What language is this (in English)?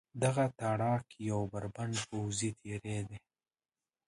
Pashto